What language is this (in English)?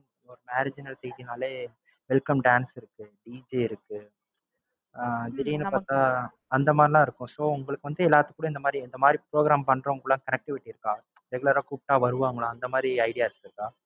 Tamil